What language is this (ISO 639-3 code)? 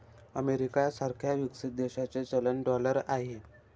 mar